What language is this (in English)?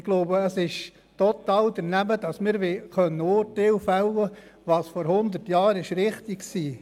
Swiss German